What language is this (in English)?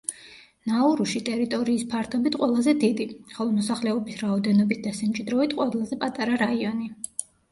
Georgian